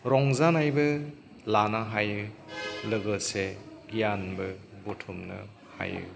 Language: Bodo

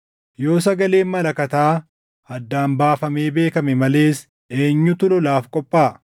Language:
Oromo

